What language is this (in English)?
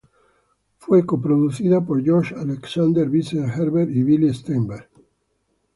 Spanish